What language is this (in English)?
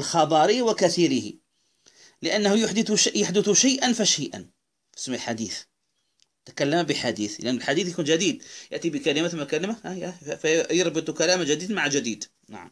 Arabic